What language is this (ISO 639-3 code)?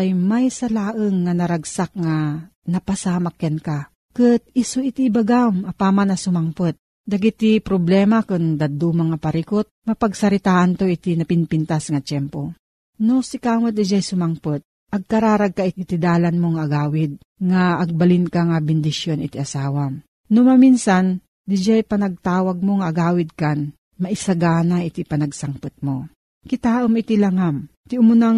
fil